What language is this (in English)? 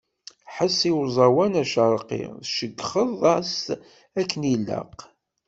Kabyle